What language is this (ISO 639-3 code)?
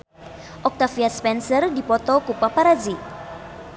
sun